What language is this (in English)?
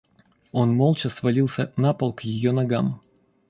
Russian